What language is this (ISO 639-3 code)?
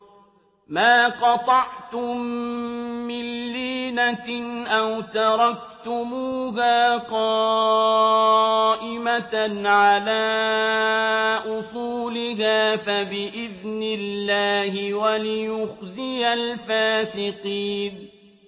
ara